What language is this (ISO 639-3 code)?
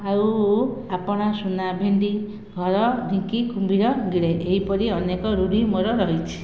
ori